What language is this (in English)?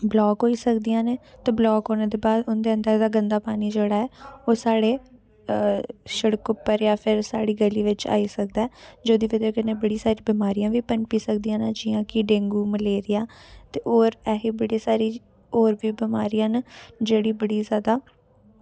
Dogri